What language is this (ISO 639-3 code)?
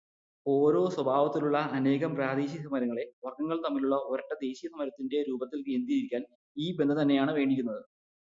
mal